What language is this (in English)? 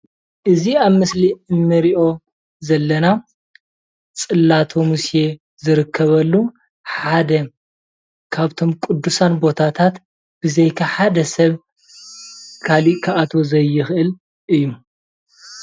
Tigrinya